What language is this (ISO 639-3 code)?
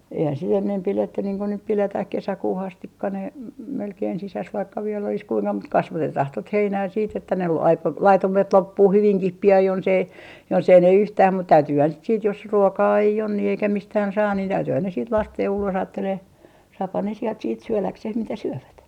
fin